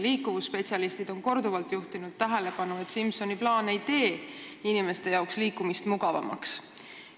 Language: Estonian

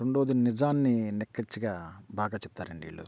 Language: Telugu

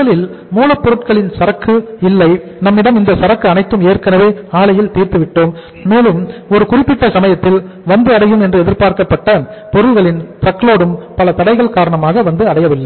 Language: Tamil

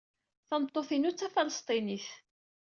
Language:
Kabyle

